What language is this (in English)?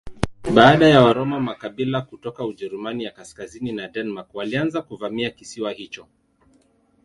Swahili